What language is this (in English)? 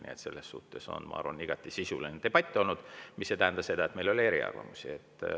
Estonian